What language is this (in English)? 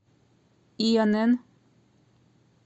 Russian